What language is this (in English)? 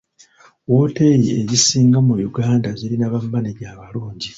Ganda